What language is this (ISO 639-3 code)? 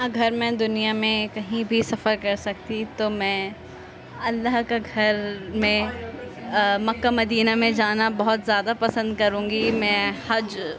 urd